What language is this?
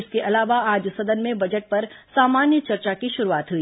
Hindi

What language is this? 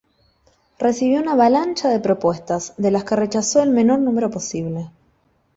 Spanish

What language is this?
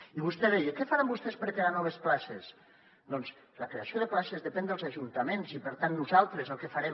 Catalan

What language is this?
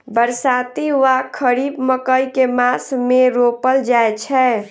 Maithili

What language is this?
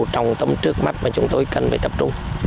Vietnamese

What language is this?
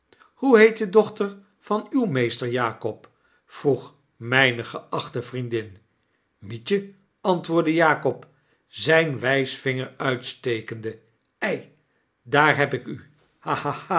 Dutch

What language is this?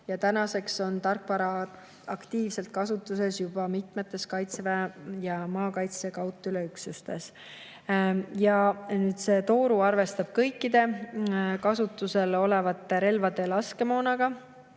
Estonian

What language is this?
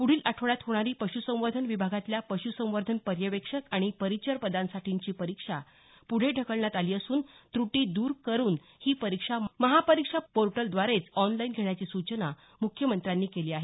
Marathi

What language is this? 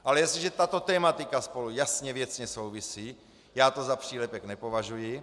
Czech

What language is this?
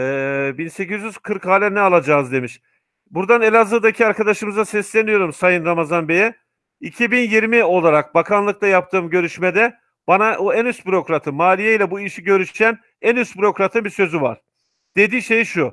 Turkish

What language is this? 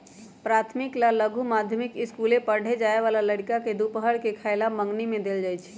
Magahi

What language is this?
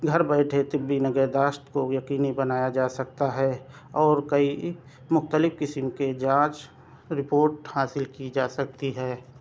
Urdu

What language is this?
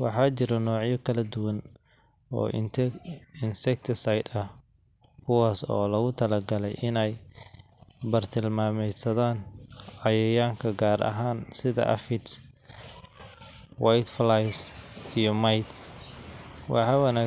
Somali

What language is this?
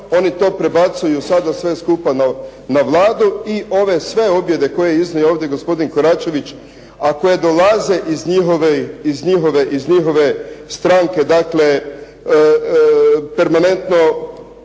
Croatian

